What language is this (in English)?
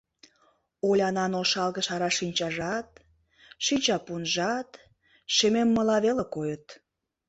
Mari